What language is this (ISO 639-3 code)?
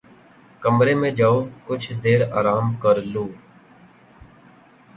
urd